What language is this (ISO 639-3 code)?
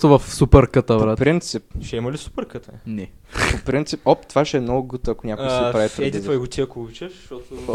bul